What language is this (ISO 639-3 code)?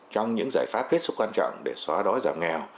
vie